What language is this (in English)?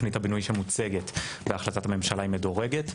Hebrew